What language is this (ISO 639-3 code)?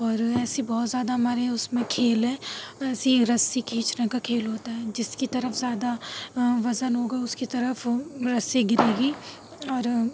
urd